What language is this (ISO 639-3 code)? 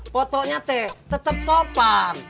ind